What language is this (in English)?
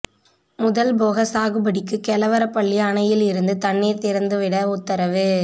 Tamil